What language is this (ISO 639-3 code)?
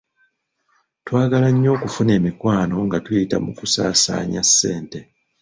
lug